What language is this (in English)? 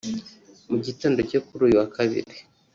Kinyarwanda